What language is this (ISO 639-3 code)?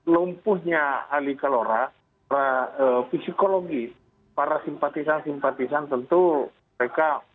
ind